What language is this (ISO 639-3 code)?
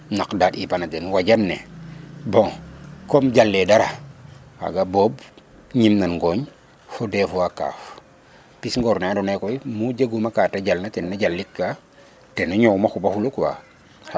srr